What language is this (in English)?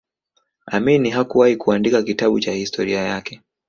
Swahili